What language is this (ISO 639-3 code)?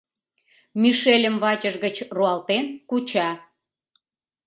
chm